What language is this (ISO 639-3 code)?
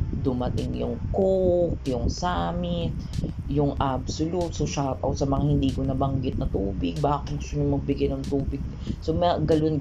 fil